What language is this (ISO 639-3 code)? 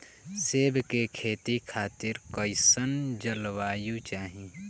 bho